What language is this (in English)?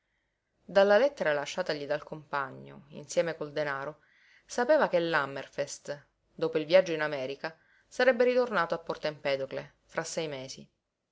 Italian